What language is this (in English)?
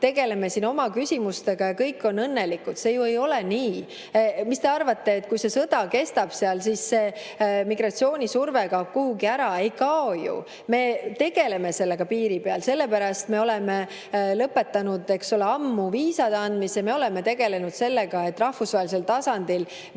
Estonian